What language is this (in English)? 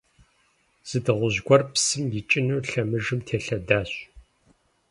Kabardian